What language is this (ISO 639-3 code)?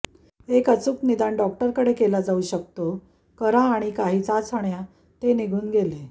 mar